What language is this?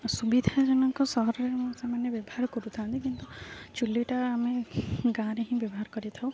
Odia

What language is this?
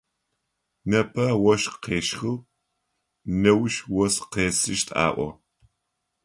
Adyghe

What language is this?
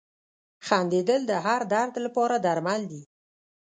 Pashto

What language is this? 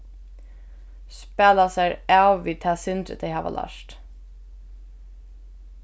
Faroese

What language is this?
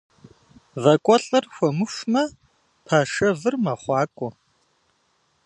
Kabardian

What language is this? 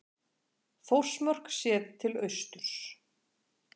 Icelandic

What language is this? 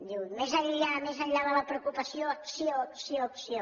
Catalan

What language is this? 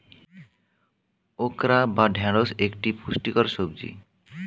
Bangla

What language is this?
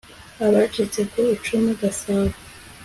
Kinyarwanda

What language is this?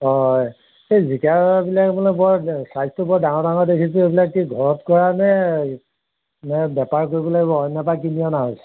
Assamese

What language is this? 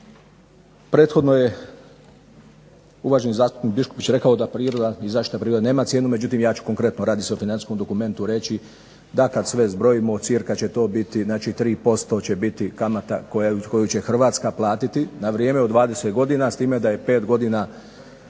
Croatian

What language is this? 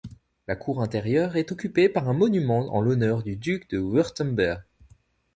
French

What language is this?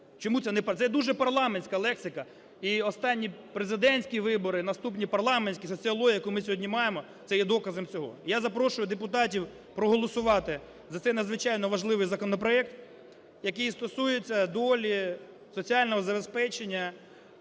Ukrainian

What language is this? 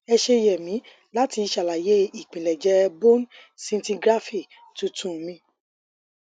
Yoruba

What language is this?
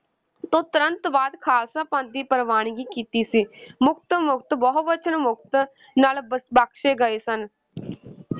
Punjabi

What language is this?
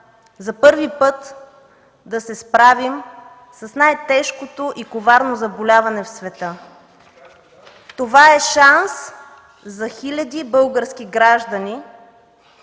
Bulgarian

